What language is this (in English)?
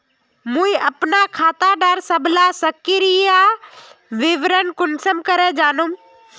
Magahi